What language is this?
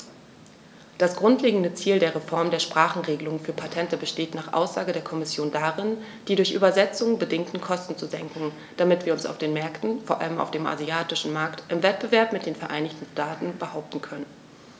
German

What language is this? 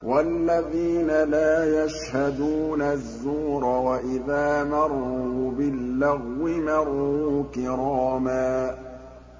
Arabic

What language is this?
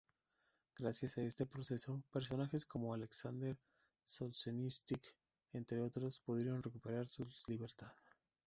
Spanish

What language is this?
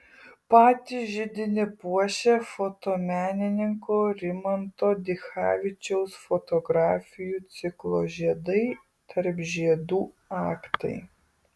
Lithuanian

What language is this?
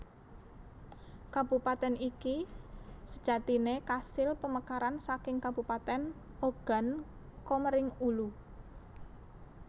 Javanese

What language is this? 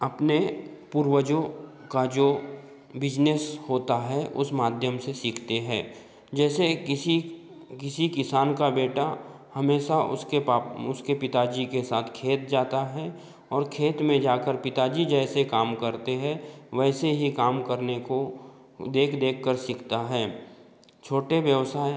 Hindi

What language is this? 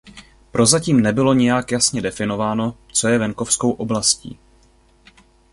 Czech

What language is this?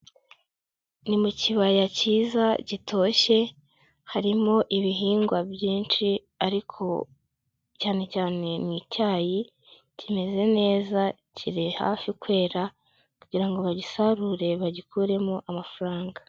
Kinyarwanda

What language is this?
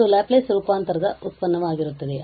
Kannada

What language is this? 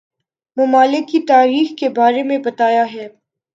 Urdu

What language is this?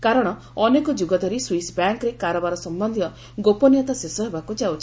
Odia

